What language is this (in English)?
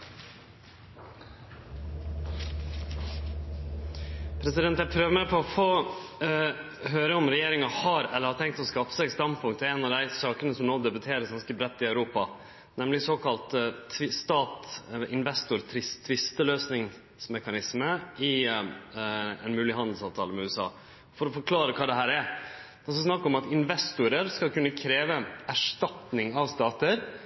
Norwegian